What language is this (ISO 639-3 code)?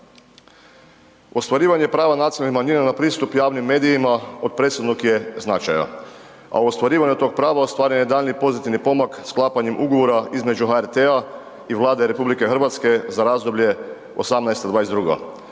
hrv